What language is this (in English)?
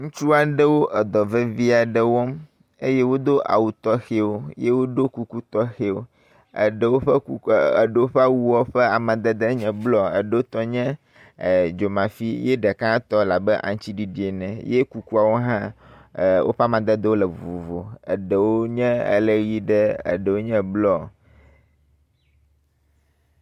Ewe